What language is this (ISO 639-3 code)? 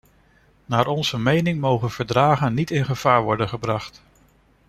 nld